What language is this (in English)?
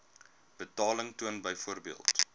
Afrikaans